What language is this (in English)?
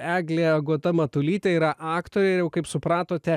Lithuanian